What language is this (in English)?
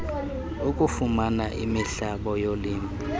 Xhosa